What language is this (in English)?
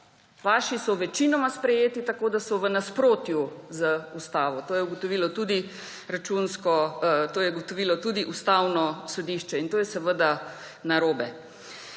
Slovenian